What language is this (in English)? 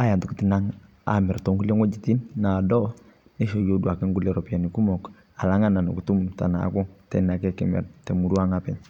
Masai